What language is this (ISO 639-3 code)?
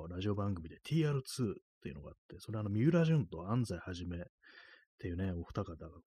jpn